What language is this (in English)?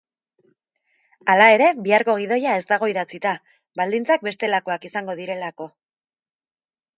Basque